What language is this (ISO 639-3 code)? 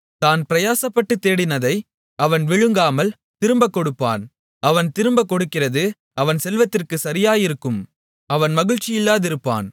tam